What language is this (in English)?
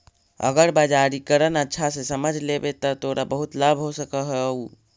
Magahi